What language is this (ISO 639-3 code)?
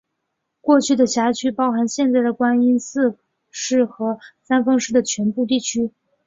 zho